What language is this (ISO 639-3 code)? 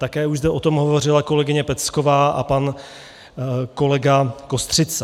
ces